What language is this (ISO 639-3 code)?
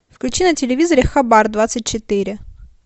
rus